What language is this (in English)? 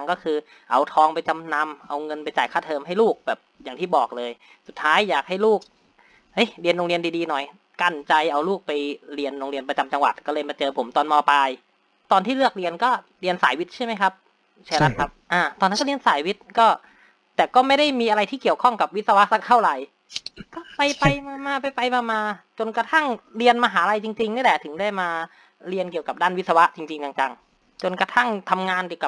Thai